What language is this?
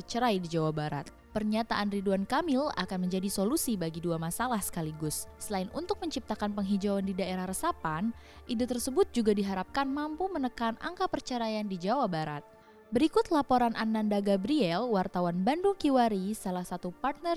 Indonesian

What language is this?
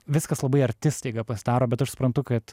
Lithuanian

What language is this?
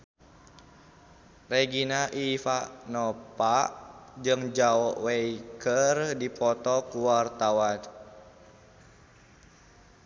Sundanese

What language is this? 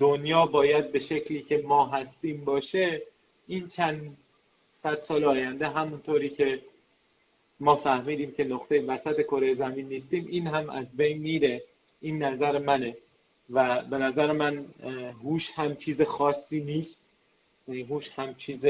Persian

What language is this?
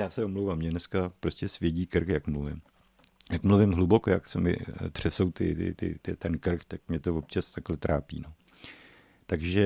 Czech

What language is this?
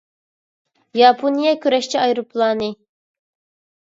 Uyghur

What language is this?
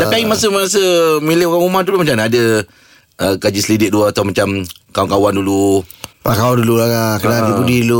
Malay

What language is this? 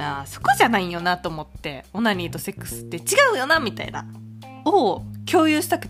Japanese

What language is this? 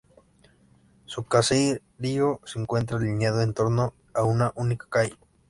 Spanish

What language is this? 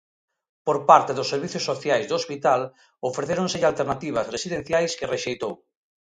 Galician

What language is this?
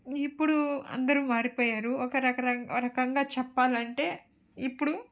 Telugu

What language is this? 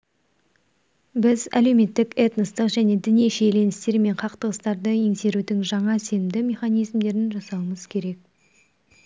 Kazakh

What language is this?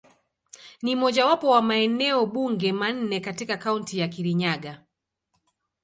Swahili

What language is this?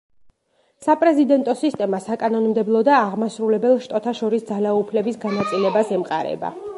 Georgian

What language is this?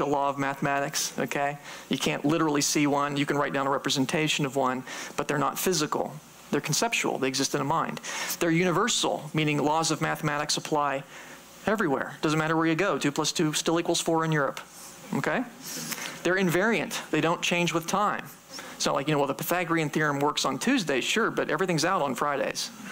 English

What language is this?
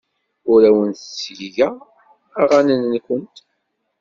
Kabyle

